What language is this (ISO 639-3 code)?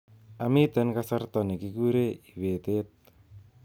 kln